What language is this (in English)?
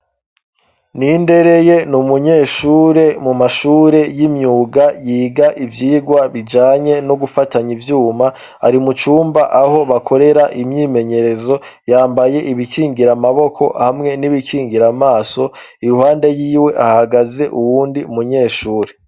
Rundi